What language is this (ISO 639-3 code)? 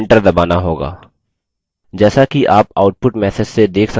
hin